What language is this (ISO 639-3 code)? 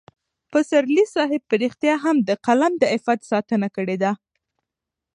pus